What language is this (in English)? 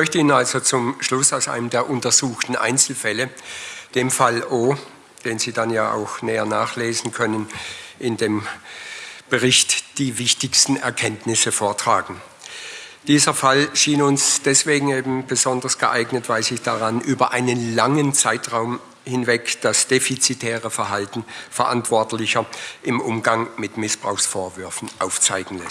German